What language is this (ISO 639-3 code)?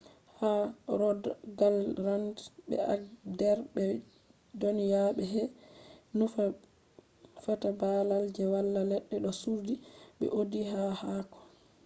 ful